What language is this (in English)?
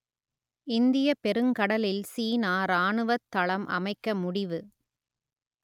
Tamil